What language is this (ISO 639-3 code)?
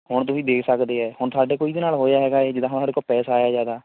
pan